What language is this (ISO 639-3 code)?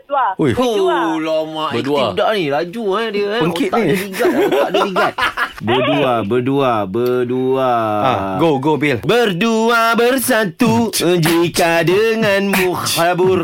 msa